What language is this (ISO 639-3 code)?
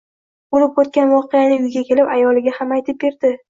uzb